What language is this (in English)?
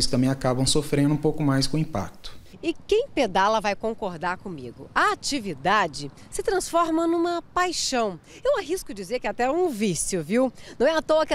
Portuguese